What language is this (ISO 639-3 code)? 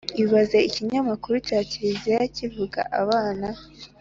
kin